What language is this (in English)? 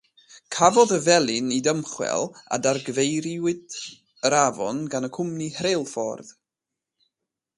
Welsh